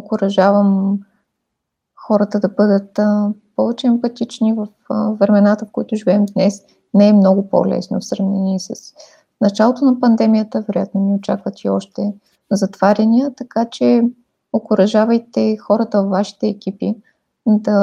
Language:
Bulgarian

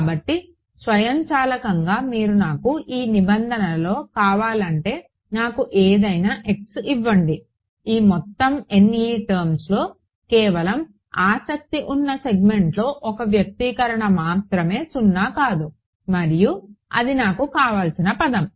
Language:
Telugu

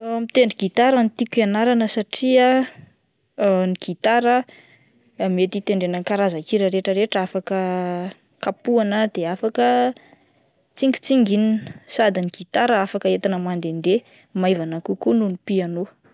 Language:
Malagasy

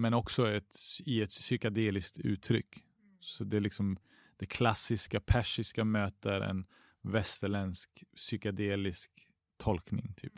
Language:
Swedish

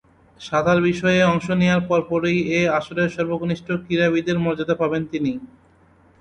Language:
Bangla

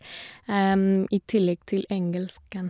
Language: Norwegian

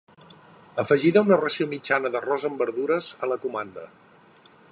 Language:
Catalan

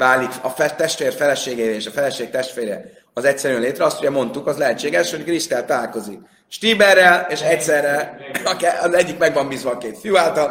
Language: Hungarian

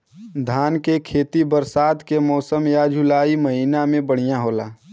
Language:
Bhojpuri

